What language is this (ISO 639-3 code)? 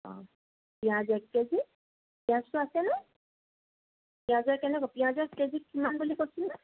asm